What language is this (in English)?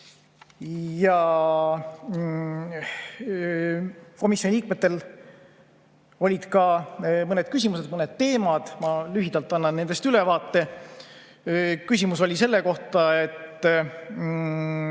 Estonian